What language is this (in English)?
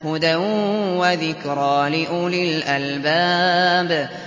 Arabic